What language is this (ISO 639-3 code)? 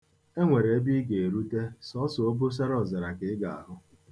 ibo